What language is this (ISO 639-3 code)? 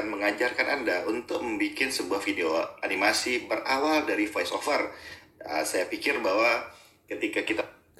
ind